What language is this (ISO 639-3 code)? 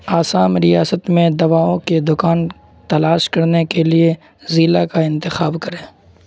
urd